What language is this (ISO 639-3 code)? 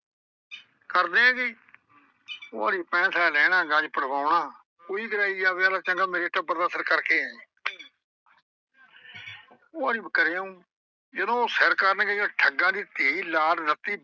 pan